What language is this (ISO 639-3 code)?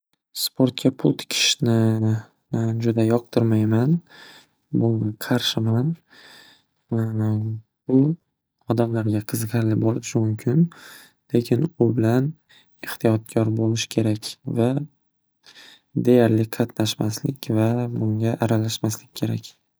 uzb